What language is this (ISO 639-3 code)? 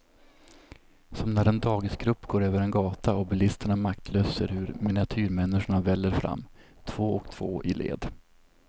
swe